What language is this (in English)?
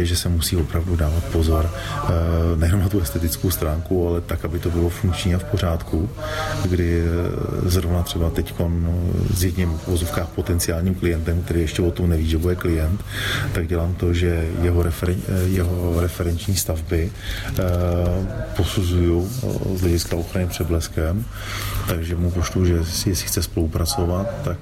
Czech